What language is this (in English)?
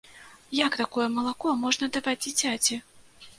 Belarusian